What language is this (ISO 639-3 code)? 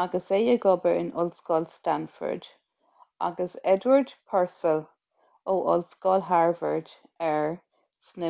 gle